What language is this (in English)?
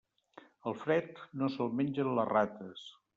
Catalan